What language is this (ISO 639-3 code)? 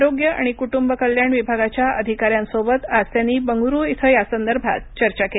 mar